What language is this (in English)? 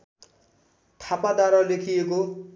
Nepali